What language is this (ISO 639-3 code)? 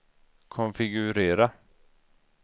swe